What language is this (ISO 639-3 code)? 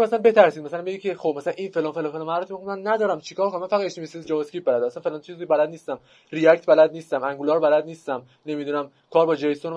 fas